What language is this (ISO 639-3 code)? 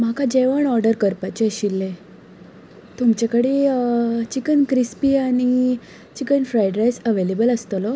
kok